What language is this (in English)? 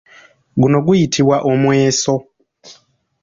Ganda